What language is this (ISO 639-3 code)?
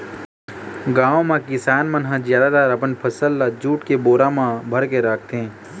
hne